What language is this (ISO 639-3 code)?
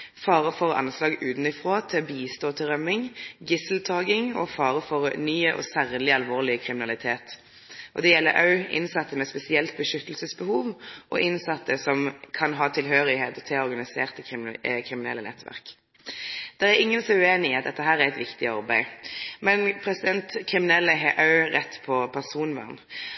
nno